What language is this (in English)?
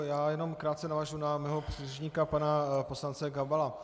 Czech